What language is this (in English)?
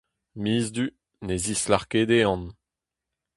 Breton